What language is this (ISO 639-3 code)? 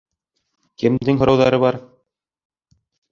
bak